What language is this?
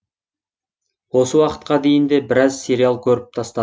Kazakh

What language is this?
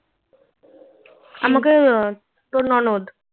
Bangla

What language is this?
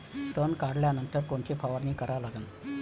Marathi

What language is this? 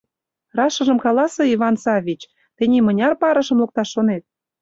Mari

